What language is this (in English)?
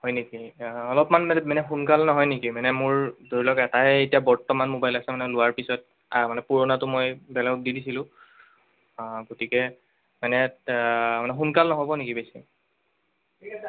Assamese